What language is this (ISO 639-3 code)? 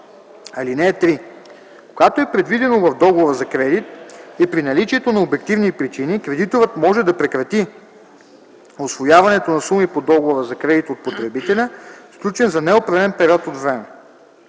bul